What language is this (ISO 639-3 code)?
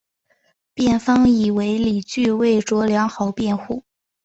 zho